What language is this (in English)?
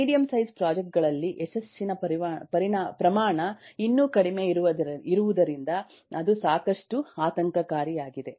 Kannada